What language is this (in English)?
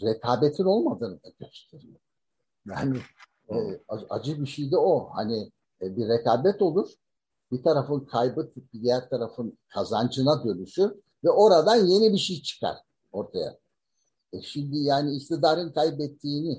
Turkish